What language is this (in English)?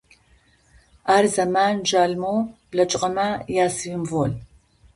Adyghe